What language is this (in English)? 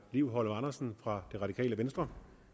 Danish